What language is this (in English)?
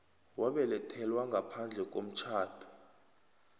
South Ndebele